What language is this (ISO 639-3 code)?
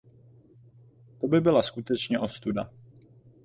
ces